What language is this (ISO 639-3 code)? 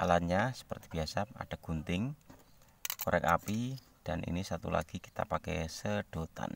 ind